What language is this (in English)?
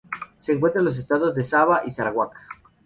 Spanish